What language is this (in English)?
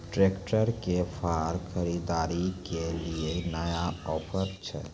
Maithili